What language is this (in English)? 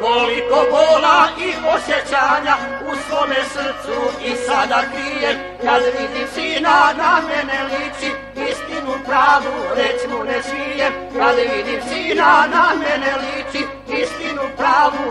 Romanian